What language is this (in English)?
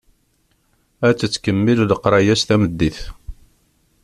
Kabyle